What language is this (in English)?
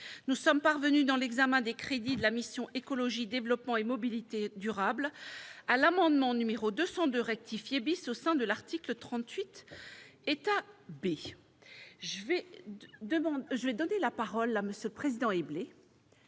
French